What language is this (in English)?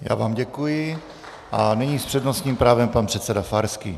Czech